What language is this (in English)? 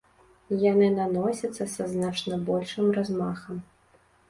Belarusian